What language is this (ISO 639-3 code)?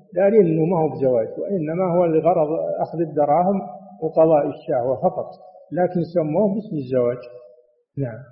ara